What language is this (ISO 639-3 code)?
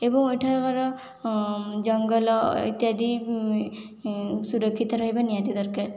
ori